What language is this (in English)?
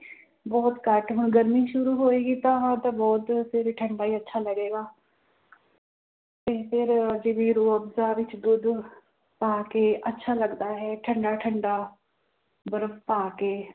Punjabi